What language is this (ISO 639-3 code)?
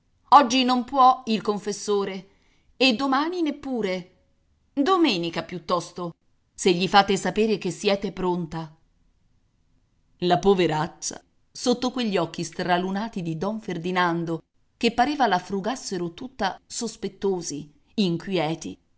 ita